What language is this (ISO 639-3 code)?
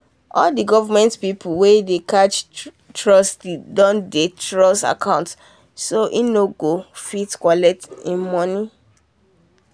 pcm